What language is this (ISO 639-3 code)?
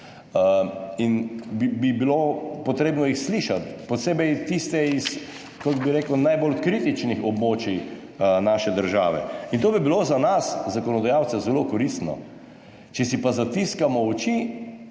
slv